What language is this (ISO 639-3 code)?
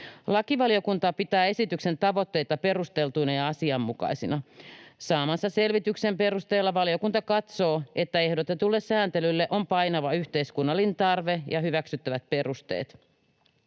fin